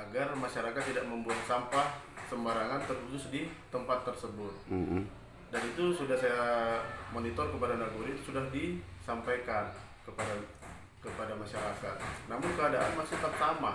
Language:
Indonesian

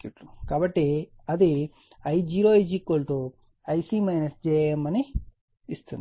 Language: Telugu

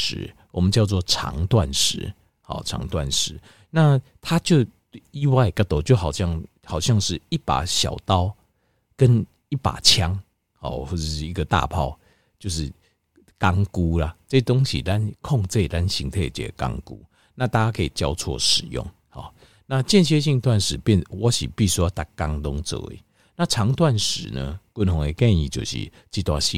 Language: Chinese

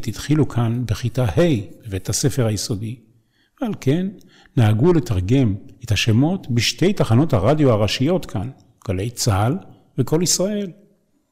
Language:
Hebrew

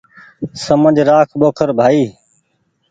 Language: Goaria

